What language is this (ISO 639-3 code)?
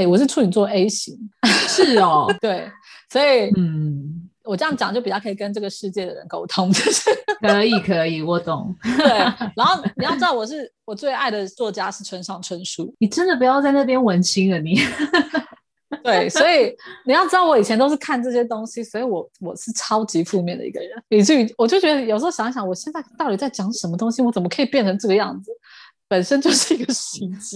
zho